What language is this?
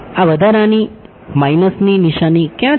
Gujarati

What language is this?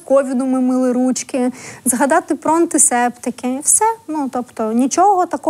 Ukrainian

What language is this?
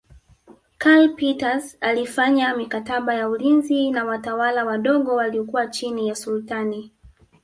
Swahili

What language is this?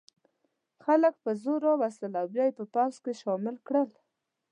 Pashto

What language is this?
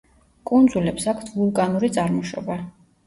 Georgian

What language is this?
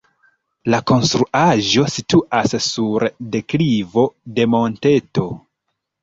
Esperanto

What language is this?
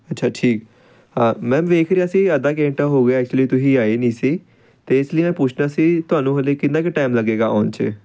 Punjabi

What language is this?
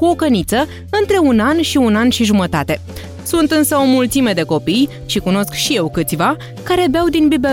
Romanian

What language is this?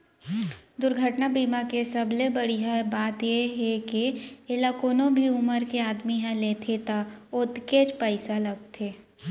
Chhattisgarhi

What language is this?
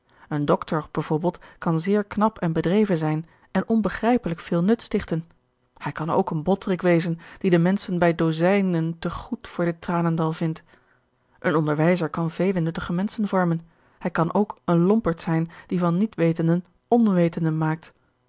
Dutch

